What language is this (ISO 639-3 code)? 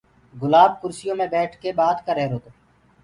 ggg